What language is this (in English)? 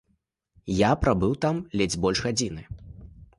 Belarusian